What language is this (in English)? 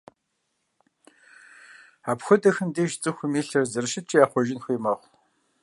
Kabardian